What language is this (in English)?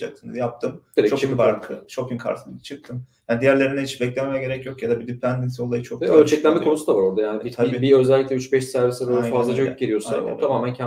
Turkish